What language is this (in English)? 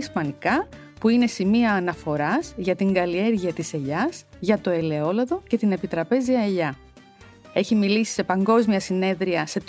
Greek